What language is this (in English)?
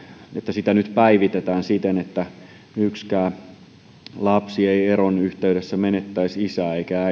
Finnish